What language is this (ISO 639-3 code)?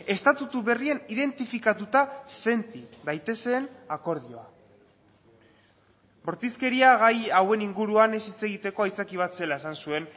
eus